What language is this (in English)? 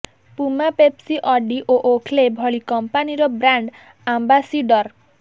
Odia